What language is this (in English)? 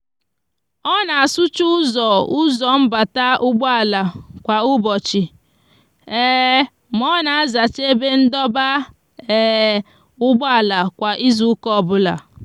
Igbo